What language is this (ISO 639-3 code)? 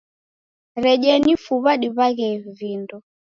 dav